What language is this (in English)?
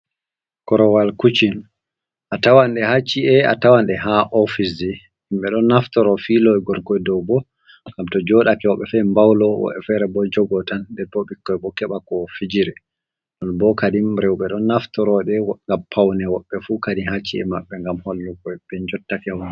Fula